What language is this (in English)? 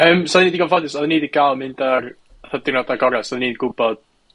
Welsh